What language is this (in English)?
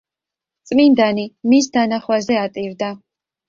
Georgian